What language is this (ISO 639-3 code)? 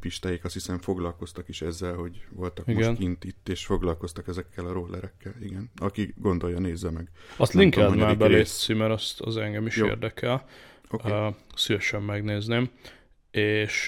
hun